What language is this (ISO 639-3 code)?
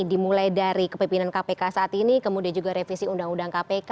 ind